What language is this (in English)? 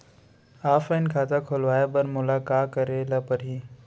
Chhattisgarhi